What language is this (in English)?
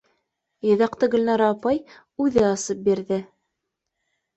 Bashkir